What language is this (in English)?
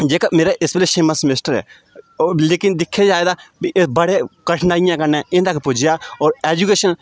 Dogri